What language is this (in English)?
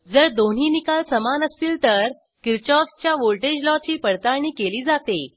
Marathi